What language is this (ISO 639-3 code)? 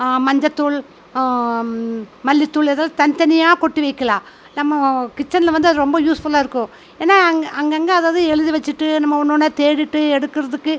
tam